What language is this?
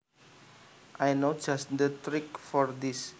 Javanese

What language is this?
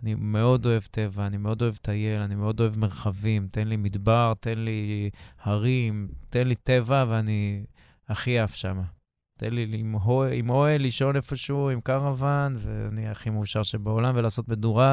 Hebrew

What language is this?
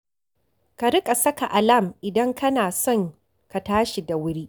Hausa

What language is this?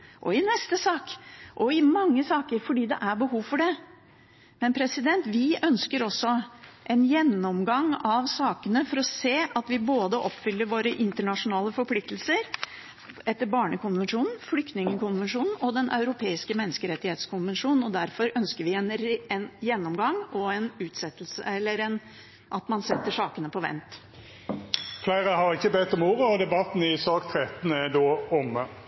Norwegian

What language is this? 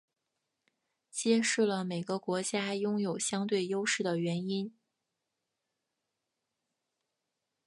Chinese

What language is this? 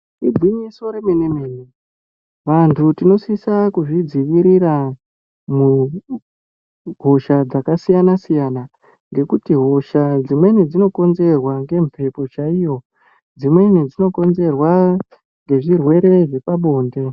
Ndau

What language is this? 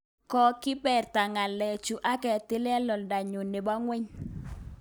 Kalenjin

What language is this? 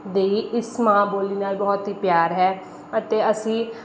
Punjabi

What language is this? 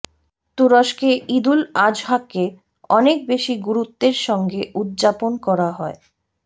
Bangla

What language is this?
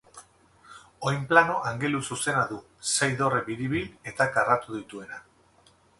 Basque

